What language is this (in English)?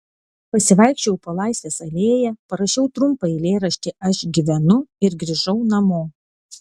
Lithuanian